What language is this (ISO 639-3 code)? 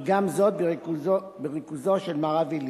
heb